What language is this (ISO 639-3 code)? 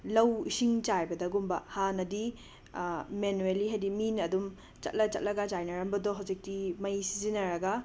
mni